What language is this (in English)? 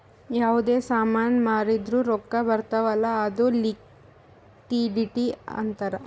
Kannada